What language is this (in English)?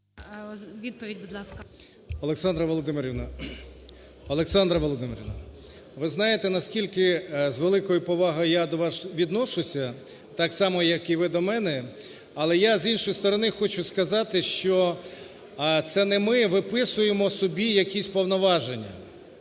Ukrainian